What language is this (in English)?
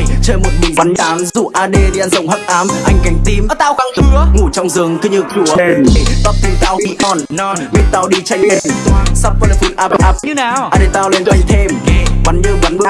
Vietnamese